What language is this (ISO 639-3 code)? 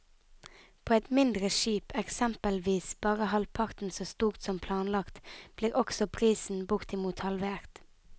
nor